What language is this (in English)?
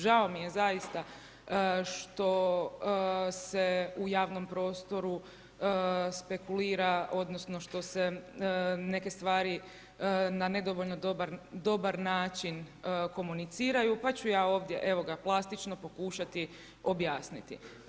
Croatian